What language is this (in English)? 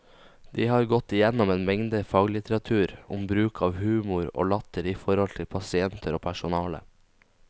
Norwegian